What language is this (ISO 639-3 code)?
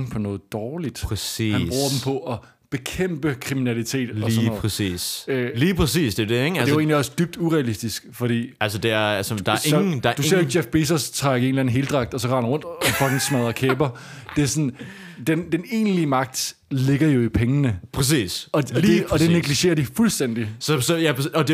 dan